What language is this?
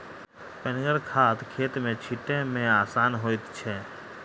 Maithili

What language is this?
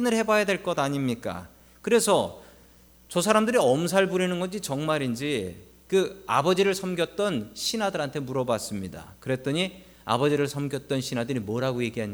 Korean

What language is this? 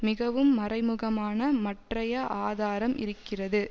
Tamil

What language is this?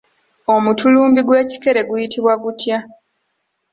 Ganda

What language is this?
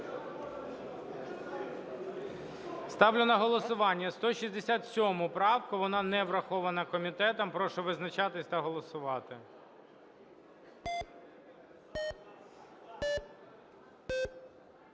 Ukrainian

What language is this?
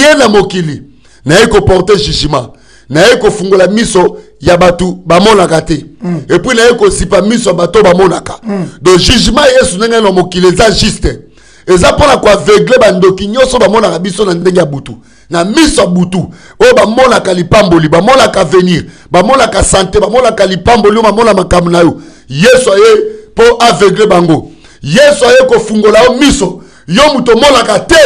French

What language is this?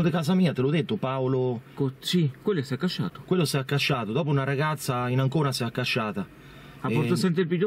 Italian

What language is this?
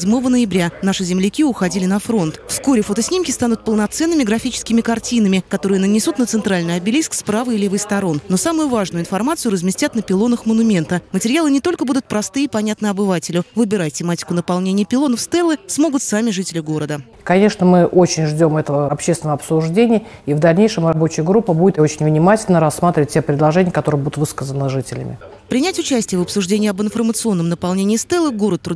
Russian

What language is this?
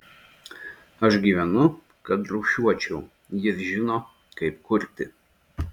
Lithuanian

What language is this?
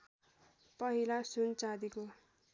Nepali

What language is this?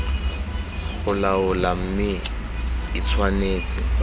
Tswana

